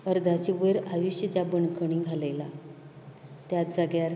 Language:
Konkani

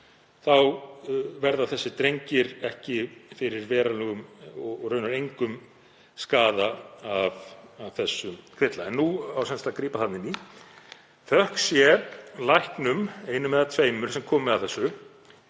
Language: Icelandic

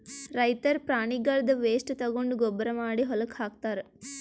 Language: Kannada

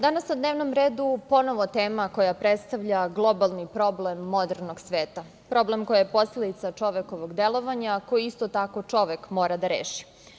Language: Serbian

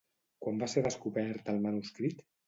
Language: Catalan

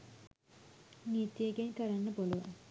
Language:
Sinhala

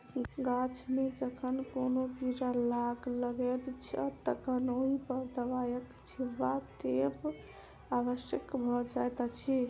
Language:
Maithili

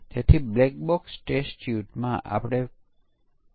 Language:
Gujarati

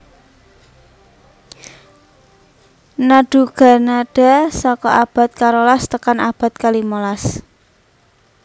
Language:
Javanese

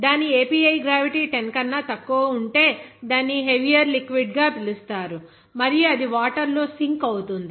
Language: Telugu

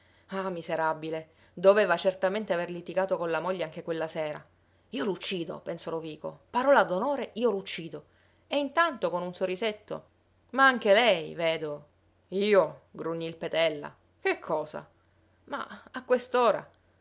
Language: Italian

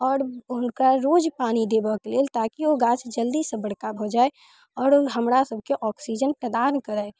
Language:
Maithili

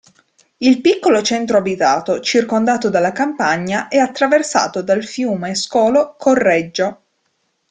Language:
Italian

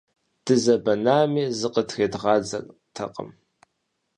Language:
Kabardian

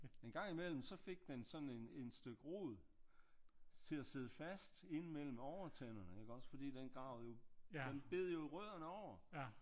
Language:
Danish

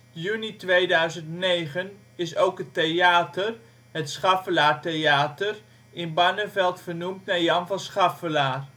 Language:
Dutch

